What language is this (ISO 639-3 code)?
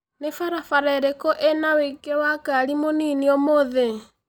kik